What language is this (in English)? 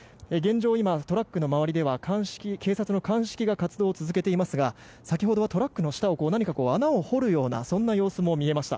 Japanese